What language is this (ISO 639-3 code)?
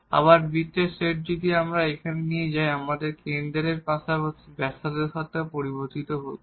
ben